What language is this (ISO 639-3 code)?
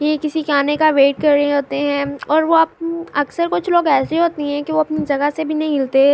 urd